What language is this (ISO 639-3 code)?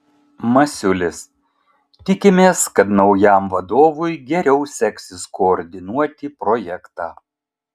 lit